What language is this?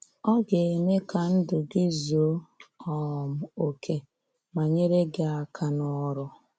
Igbo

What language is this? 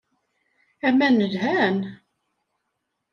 Kabyle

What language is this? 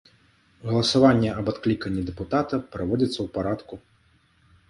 Belarusian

